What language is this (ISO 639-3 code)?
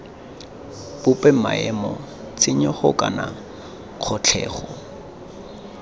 tsn